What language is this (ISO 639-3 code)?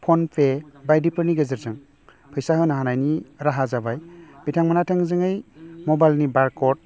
brx